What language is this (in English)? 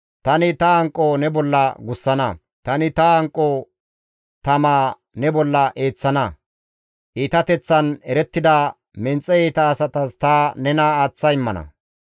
Gamo